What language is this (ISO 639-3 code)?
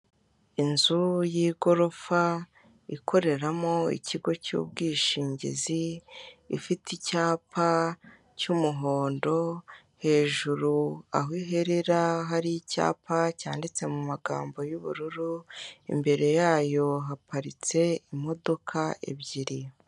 kin